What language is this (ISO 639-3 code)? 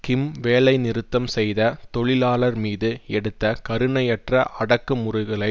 tam